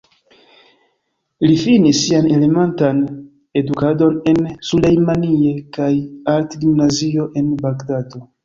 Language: Esperanto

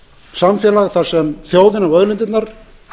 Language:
Icelandic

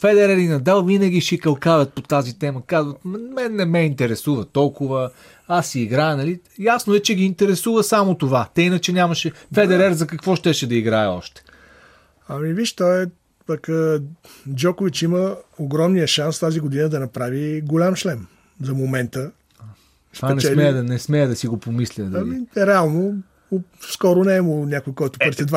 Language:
Bulgarian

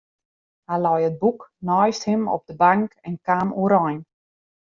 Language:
Western Frisian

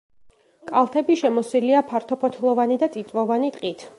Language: Georgian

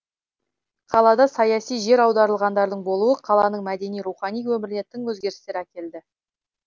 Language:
Kazakh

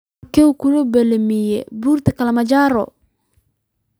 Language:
Somali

